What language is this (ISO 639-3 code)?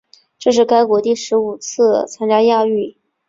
zho